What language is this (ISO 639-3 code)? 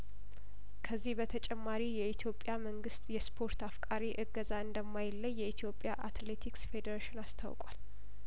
amh